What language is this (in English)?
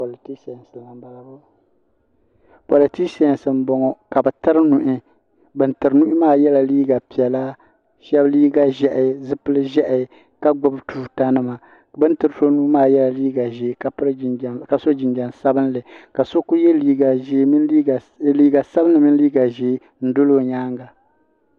Dagbani